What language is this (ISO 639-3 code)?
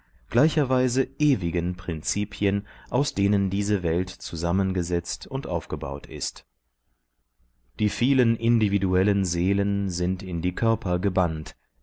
deu